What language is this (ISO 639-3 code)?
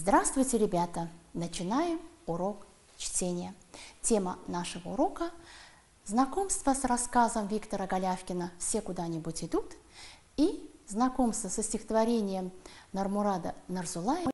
rus